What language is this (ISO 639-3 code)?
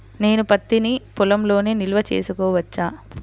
tel